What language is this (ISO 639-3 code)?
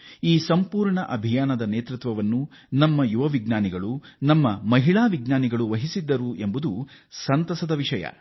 kan